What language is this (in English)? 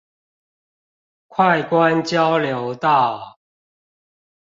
Chinese